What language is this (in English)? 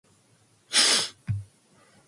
English